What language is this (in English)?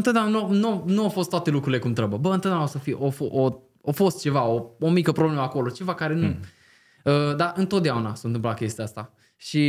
Romanian